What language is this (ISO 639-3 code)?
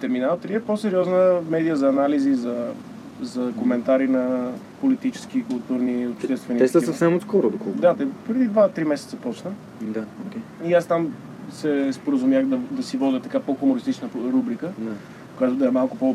bul